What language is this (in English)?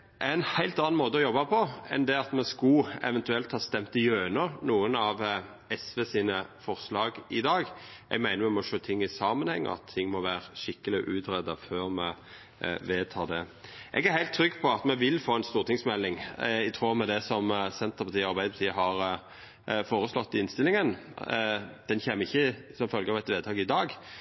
Norwegian Nynorsk